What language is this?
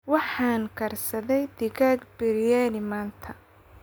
Somali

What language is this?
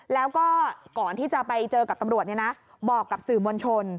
Thai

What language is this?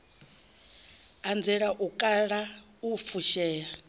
Venda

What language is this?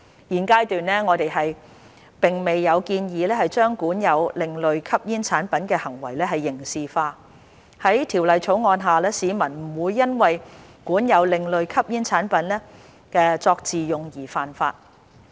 Cantonese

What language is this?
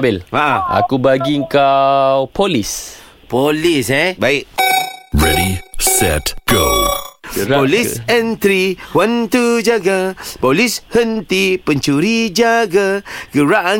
Malay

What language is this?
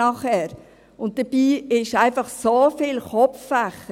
Swiss German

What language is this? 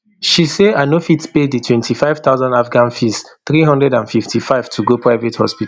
Nigerian Pidgin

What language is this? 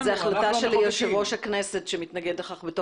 Hebrew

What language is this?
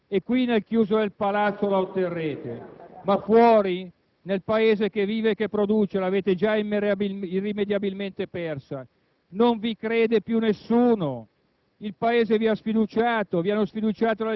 Italian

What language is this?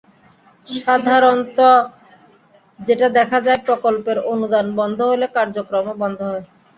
Bangla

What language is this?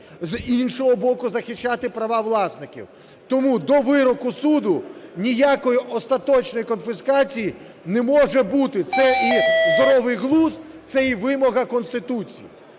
Ukrainian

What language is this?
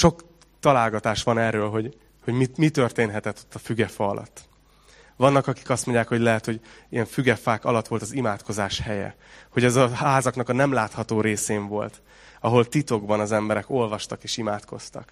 Hungarian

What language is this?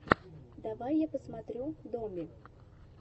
Russian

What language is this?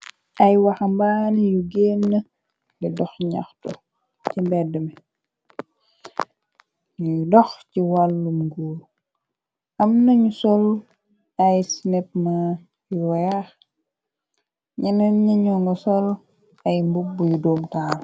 Wolof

